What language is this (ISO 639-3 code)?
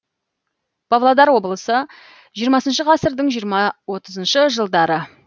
kaz